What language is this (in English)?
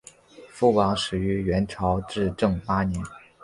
Chinese